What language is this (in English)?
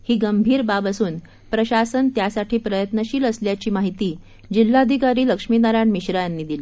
Marathi